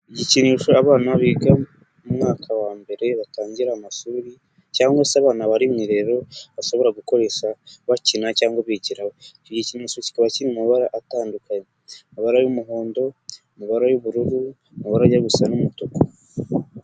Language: Kinyarwanda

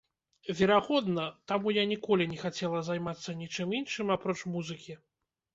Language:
Belarusian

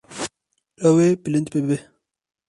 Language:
Kurdish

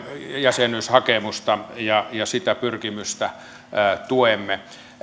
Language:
Finnish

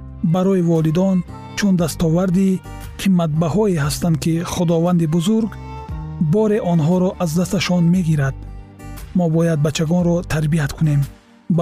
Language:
Persian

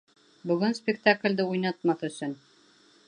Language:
Bashkir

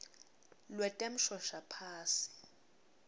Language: Swati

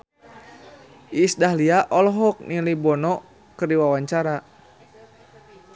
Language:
Sundanese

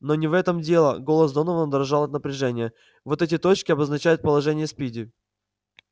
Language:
Russian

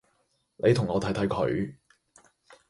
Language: Cantonese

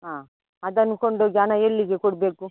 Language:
Kannada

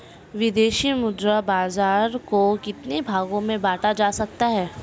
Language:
Hindi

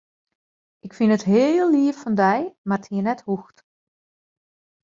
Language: Western Frisian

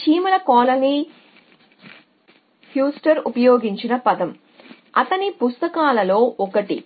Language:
Telugu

